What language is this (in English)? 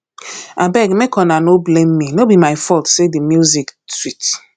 Nigerian Pidgin